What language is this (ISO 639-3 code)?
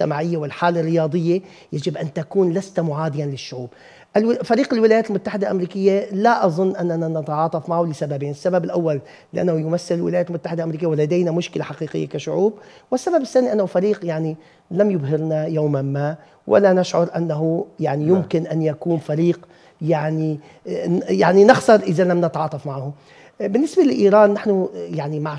ara